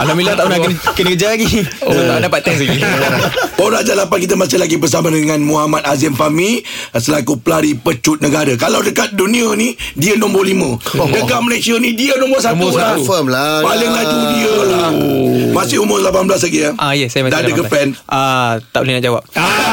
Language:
Malay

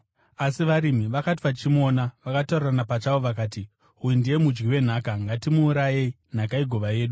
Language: Shona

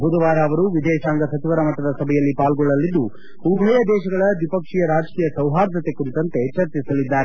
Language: Kannada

